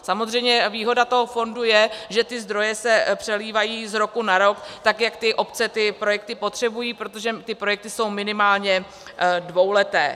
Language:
Czech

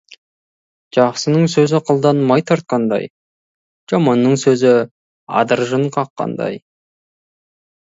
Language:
Kazakh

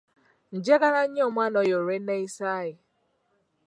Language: Ganda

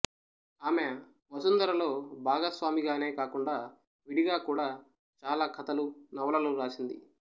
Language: Telugu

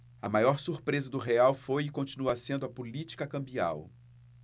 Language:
Portuguese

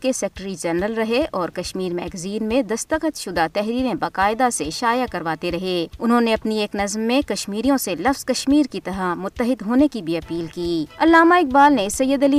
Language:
Urdu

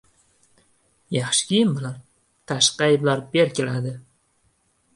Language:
Uzbek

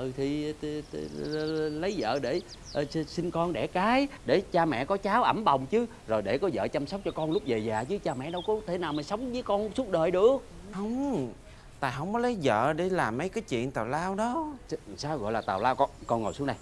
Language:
Vietnamese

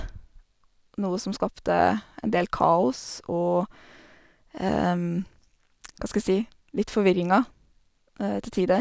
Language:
Norwegian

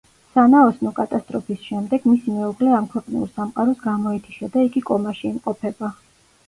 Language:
Georgian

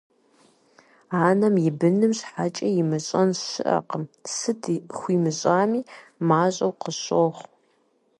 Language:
Kabardian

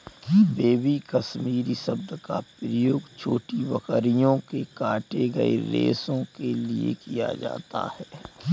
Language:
Hindi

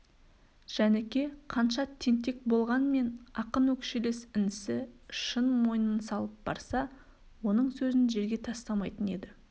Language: Kazakh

